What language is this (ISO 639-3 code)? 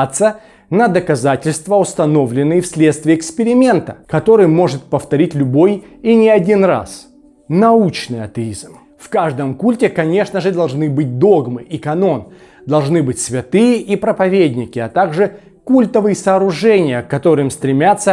rus